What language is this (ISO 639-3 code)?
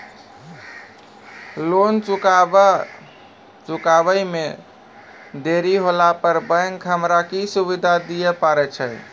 mai